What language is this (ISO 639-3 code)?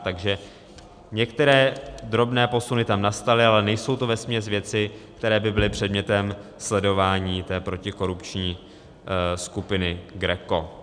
ces